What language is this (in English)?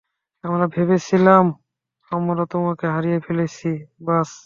Bangla